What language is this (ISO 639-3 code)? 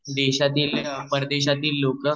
mar